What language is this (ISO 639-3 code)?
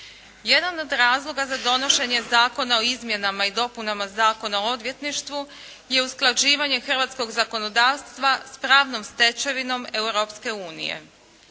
hrv